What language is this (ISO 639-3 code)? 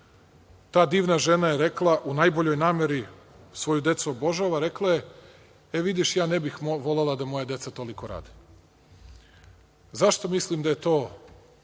srp